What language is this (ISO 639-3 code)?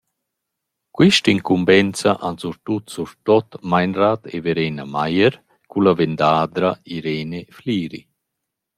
roh